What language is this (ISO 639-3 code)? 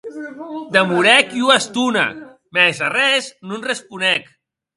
oci